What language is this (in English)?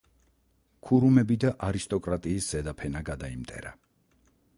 Georgian